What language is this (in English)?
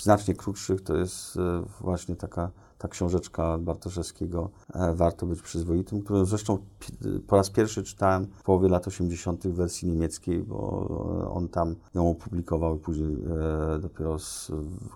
Polish